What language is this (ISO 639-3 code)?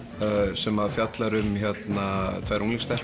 isl